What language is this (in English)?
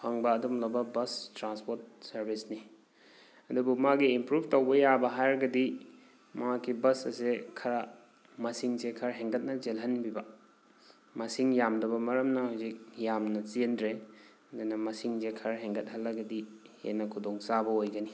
Manipuri